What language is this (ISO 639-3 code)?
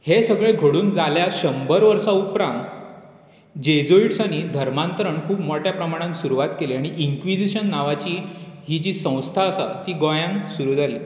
kok